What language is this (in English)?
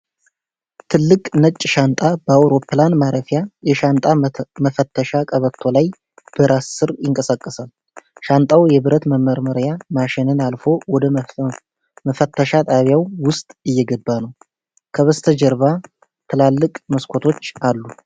Amharic